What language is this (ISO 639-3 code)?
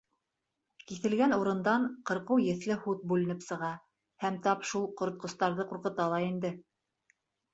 bak